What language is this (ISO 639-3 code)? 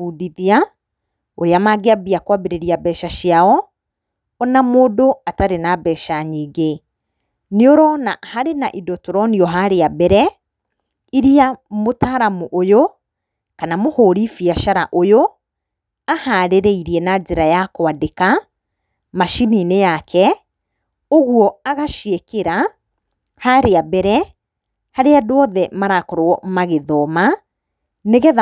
kik